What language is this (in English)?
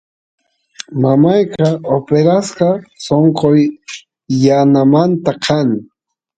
Santiago del Estero Quichua